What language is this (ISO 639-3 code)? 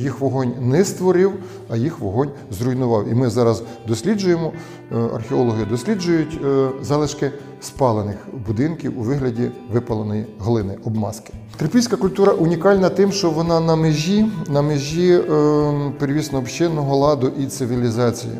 ukr